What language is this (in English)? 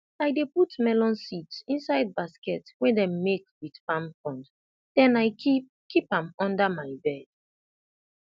Nigerian Pidgin